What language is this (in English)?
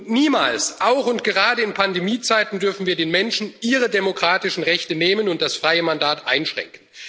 German